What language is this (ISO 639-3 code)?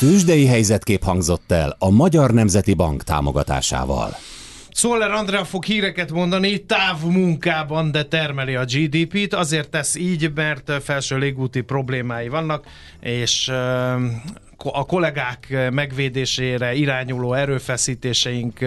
hun